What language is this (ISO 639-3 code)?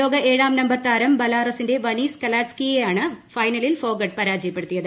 mal